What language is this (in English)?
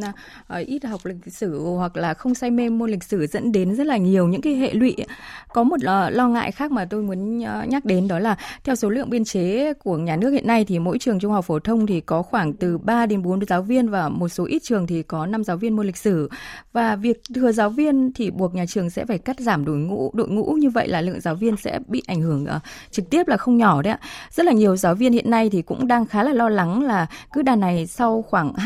Vietnamese